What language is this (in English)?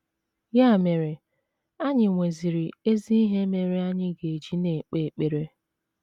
Igbo